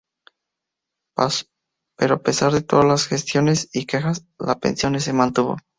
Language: Spanish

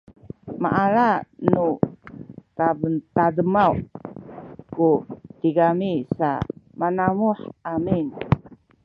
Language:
Sakizaya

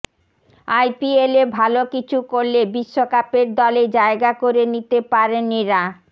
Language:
Bangla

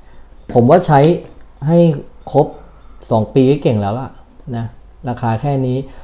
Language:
Thai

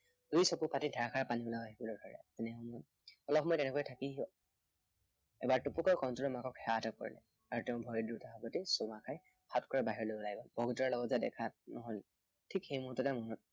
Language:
Assamese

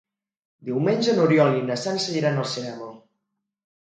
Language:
Catalan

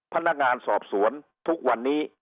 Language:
Thai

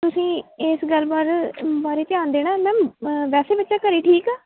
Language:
Punjabi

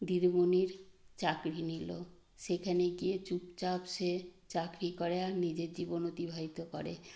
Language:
Bangla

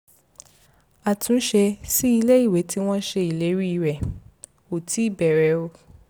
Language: Yoruba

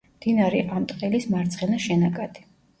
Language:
Georgian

